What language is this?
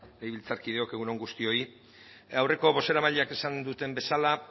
Basque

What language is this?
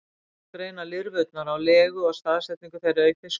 Icelandic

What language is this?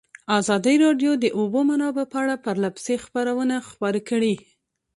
Pashto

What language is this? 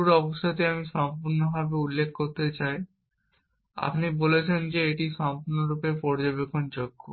Bangla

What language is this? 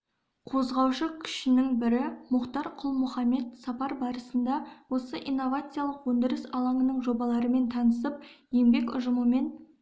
Kazakh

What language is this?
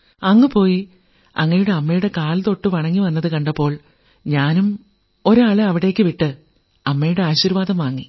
Malayalam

